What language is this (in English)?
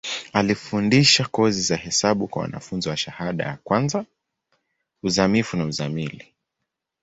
Swahili